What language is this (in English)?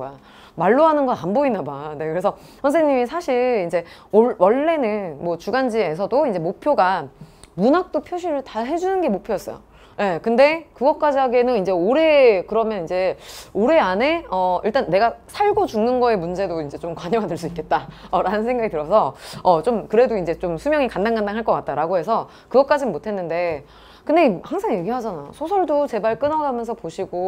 Korean